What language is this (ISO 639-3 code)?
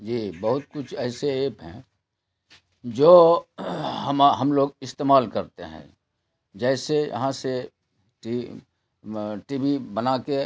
urd